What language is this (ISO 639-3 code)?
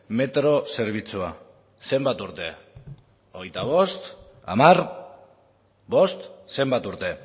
eus